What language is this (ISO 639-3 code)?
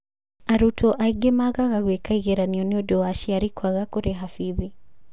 kik